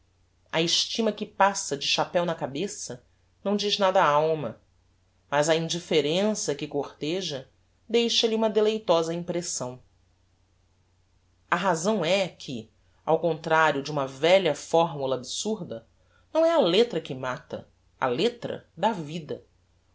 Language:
Portuguese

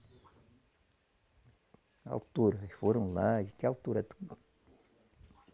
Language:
Portuguese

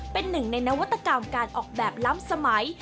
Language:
Thai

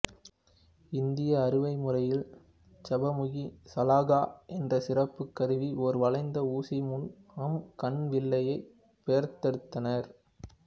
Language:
Tamil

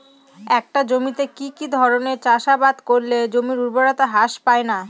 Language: Bangla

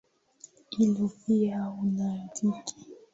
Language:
Swahili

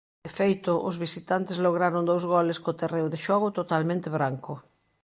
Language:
Galician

